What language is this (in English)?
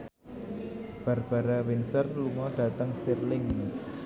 Javanese